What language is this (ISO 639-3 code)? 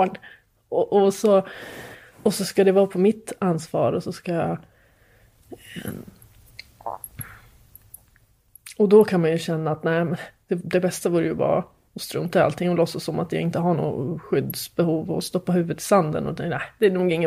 swe